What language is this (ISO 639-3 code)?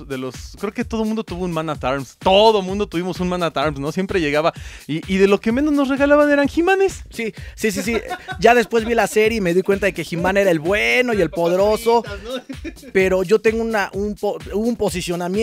spa